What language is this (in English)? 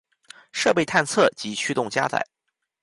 Chinese